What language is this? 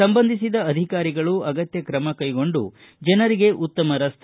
Kannada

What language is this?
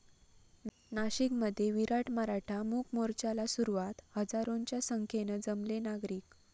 Marathi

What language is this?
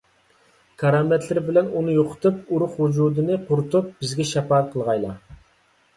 Uyghur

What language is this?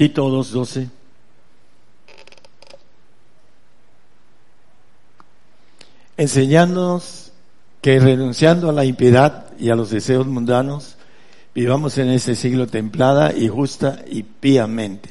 Spanish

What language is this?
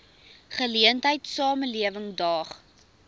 Afrikaans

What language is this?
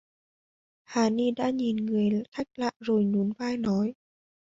Vietnamese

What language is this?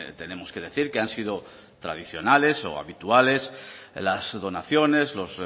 Spanish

